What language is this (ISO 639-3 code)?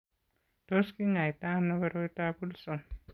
kln